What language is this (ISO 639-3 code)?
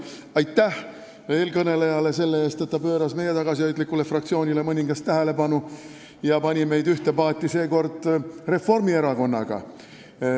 est